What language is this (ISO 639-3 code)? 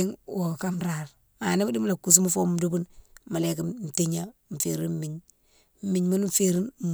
msw